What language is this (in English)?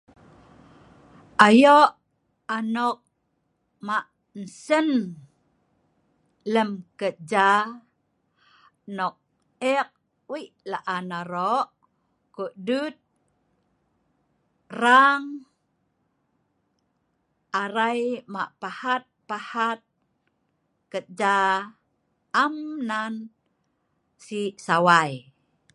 Sa'ban